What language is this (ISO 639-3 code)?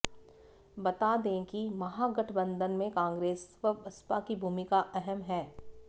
hin